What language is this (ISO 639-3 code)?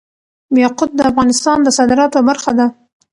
pus